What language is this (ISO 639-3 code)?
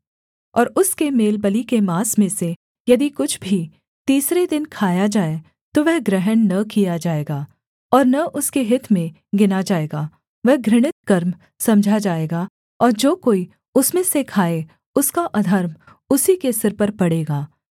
hin